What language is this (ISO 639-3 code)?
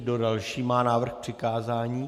ces